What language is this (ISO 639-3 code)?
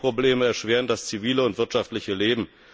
deu